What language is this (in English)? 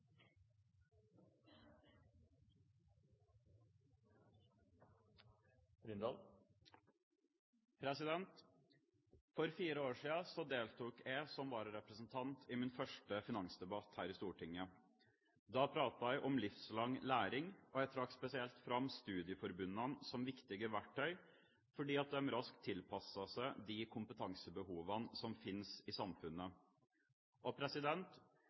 Norwegian